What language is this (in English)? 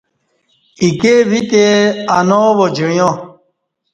Kati